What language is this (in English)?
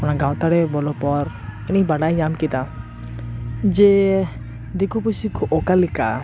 Santali